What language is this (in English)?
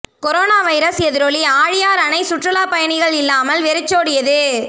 Tamil